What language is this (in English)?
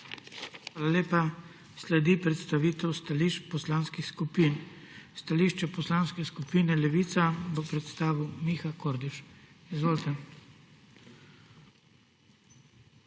Slovenian